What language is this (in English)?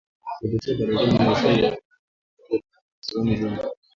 Swahili